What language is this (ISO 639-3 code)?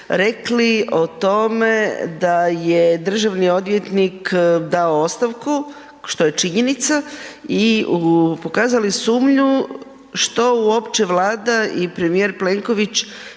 hrv